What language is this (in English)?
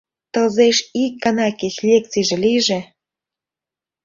Mari